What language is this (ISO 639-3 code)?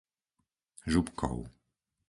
slk